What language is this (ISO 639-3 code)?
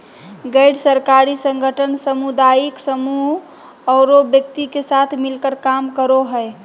mag